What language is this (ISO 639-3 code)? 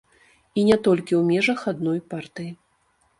bel